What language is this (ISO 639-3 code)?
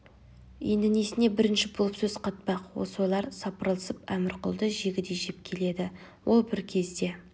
kaz